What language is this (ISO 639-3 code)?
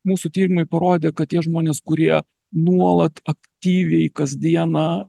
lit